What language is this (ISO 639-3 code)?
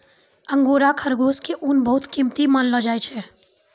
mai